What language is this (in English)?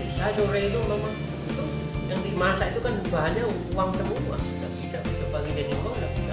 Indonesian